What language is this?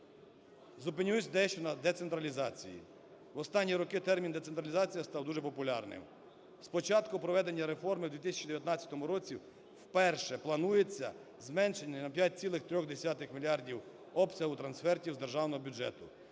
Ukrainian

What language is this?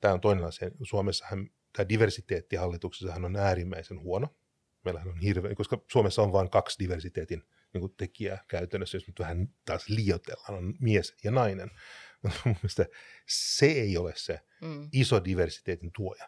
Finnish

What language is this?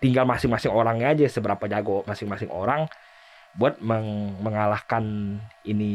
Indonesian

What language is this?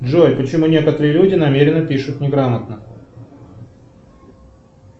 Russian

